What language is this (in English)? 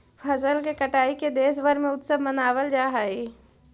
Magahi